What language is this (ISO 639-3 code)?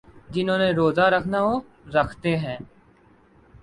urd